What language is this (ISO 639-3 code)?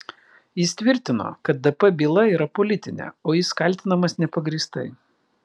lit